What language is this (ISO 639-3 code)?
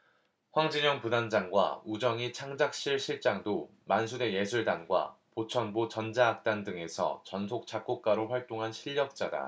kor